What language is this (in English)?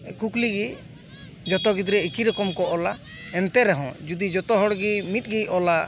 Santali